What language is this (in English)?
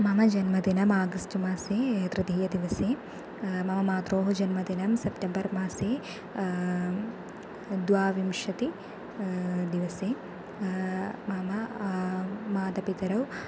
Sanskrit